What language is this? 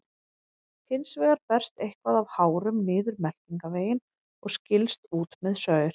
Icelandic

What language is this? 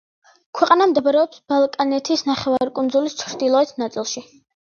Georgian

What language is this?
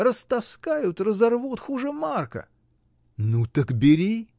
Russian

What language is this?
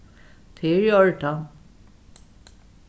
Faroese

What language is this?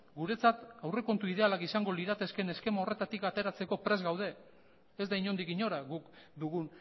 Basque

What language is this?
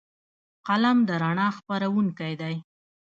Pashto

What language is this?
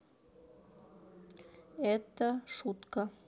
Russian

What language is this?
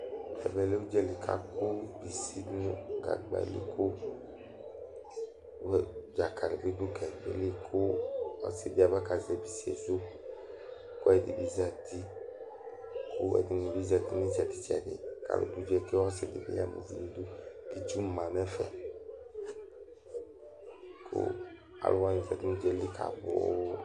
Ikposo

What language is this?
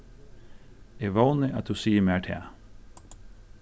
Faroese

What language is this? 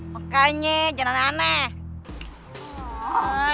Indonesian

